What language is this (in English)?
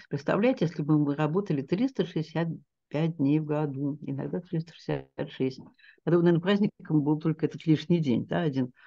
Russian